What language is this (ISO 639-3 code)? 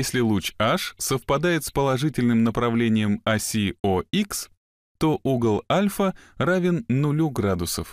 rus